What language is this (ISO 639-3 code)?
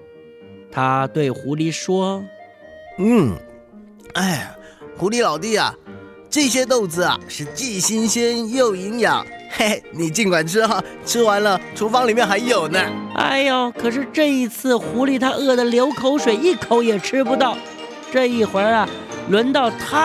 zho